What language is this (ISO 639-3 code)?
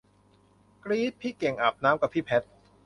tha